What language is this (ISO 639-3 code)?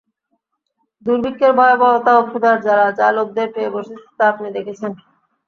ben